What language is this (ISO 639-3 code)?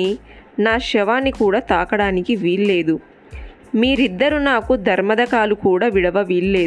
tel